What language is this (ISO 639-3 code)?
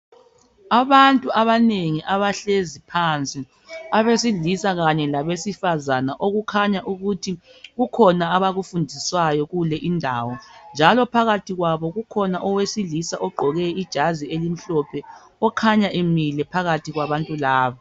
nde